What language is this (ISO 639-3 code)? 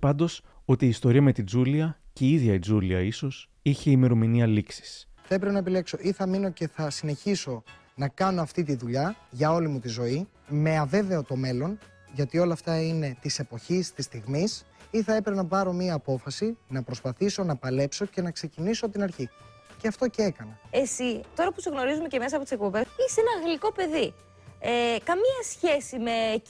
ell